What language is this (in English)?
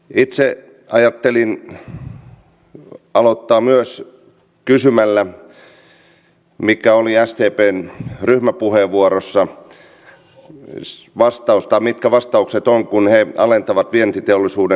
Finnish